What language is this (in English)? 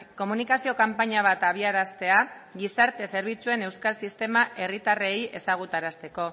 Basque